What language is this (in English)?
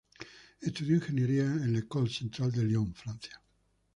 Spanish